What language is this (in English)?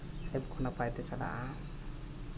Santali